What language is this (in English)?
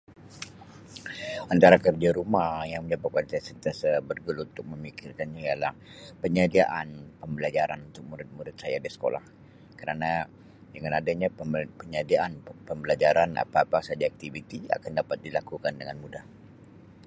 Sabah Malay